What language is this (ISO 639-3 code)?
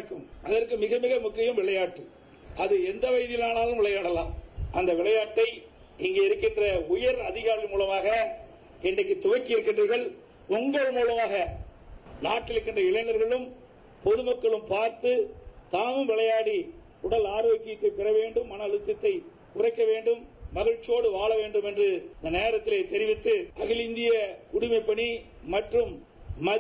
tam